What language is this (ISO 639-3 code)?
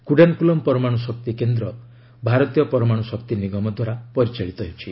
ori